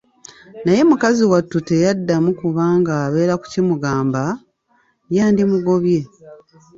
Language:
Ganda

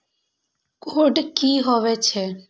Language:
Maithili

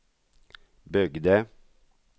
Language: Swedish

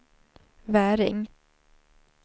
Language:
Swedish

